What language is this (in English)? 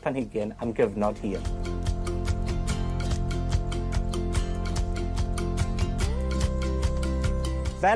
Welsh